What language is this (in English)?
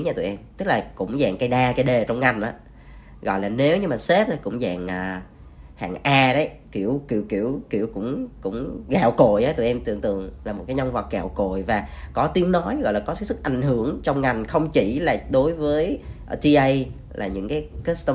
Vietnamese